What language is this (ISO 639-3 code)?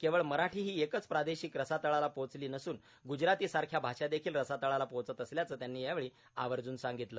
mar